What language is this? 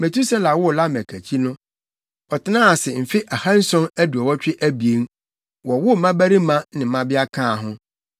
Akan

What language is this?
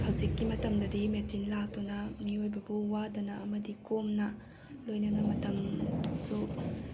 Manipuri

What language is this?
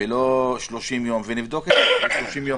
Hebrew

